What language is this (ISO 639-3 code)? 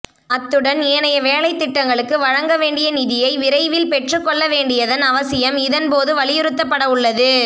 tam